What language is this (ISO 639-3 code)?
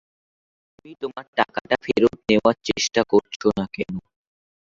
ben